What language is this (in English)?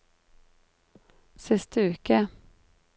Norwegian